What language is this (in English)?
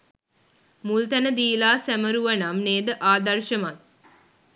Sinhala